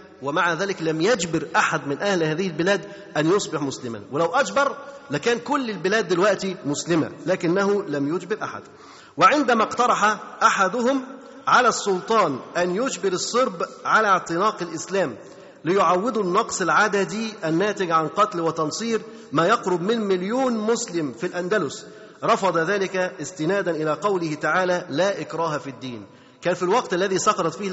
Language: Arabic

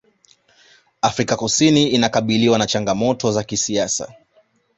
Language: Swahili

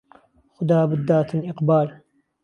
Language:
Central Kurdish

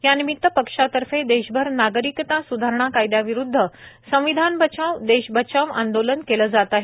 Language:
Marathi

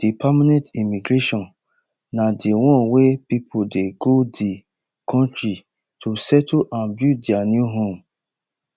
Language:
Nigerian Pidgin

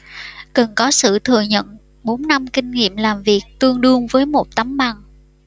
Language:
Vietnamese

